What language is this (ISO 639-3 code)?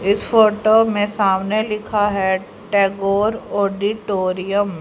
hin